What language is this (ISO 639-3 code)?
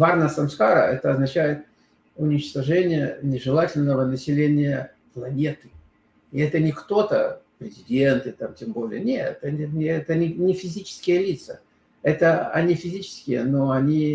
rus